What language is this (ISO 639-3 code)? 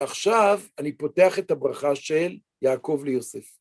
heb